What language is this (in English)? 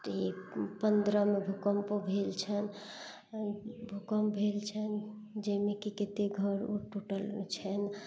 Maithili